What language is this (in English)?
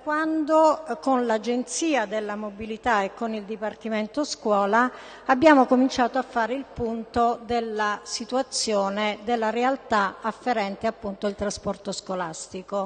Italian